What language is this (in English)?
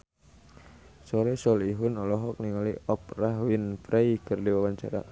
Sundanese